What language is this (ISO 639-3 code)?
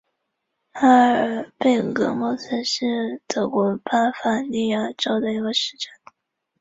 zho